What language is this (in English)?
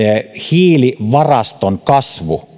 Finnish